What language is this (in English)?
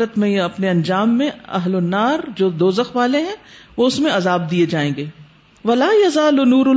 Urdu